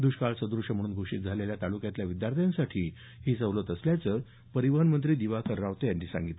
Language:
Marathi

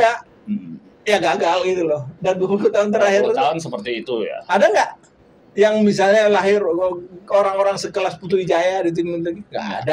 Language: Indonesian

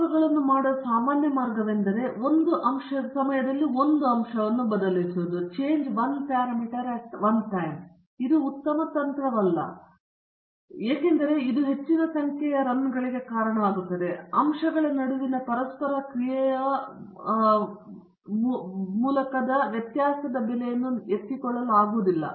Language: Kannada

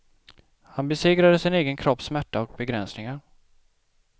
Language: Swedish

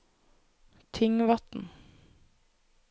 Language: Norwegian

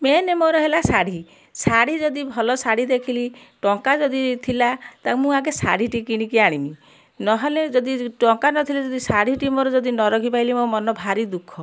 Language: Odia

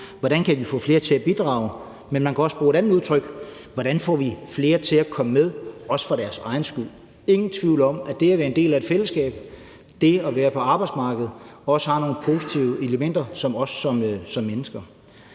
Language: Danish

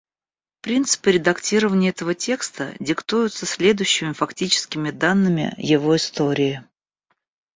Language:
Russian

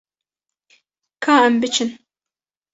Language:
Kurdish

